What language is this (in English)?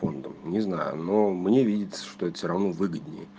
Russian